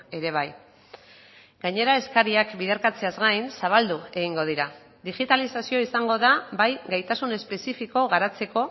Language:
Basque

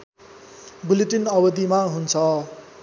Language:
Nepali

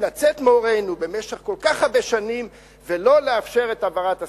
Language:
Hebrew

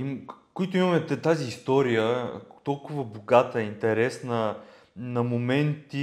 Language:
Bulgarian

